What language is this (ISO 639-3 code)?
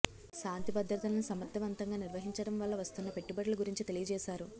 tel